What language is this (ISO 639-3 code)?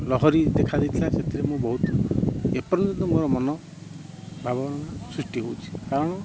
ori